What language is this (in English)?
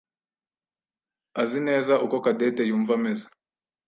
Kinyarwanda